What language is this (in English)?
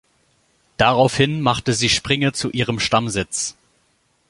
German